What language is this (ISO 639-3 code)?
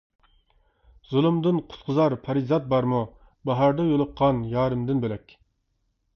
uig